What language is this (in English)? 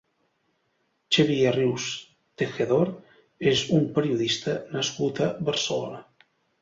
Catalan